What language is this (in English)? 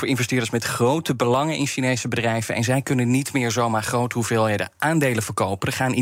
Dutch